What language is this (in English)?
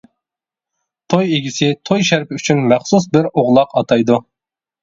Uyghur